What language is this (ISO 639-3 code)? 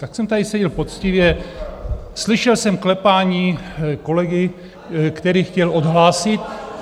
ces